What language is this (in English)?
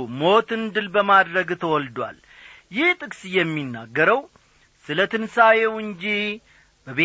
Amharic